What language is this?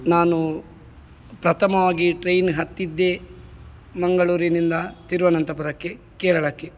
Kannada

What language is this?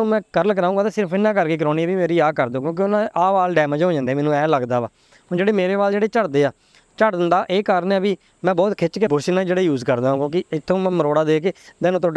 Punjabi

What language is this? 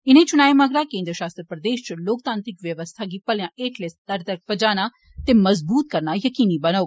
Dogri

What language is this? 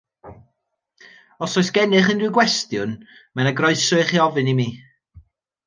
Welsh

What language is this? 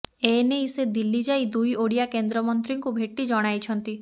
Odia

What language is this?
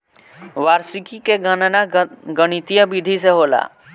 Bhojpuri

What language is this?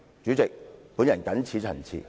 Cantonese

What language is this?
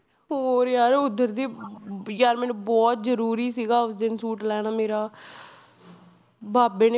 Punjabi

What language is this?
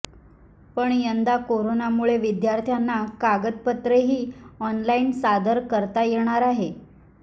Marathi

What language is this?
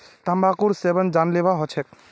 Magahi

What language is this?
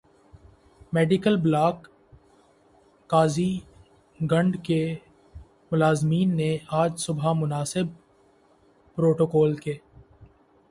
Urdu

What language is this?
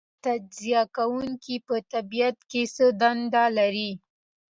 Pashto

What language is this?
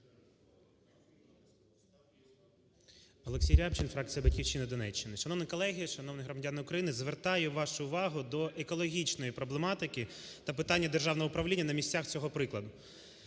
Ukrainian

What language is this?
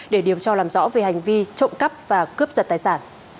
Vietnamese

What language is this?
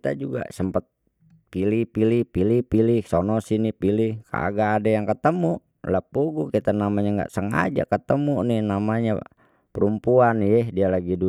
Betawi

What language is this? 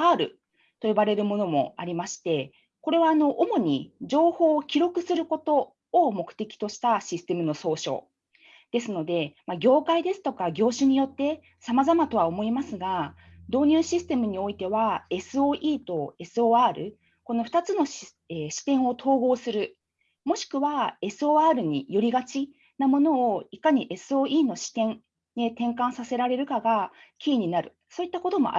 Japanese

